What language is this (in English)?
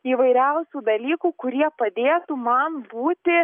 Lithuanian